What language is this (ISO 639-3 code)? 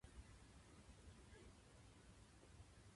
jpn